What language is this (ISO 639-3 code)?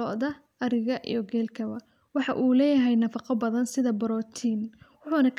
som